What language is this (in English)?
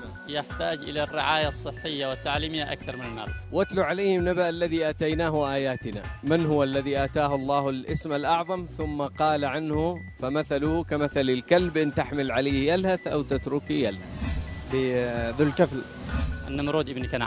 Arabic